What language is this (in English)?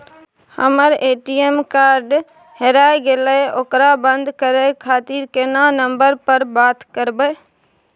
Maithili